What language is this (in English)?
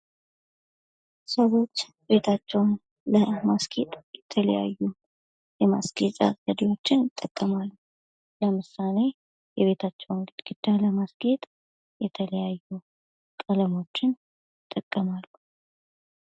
Amharic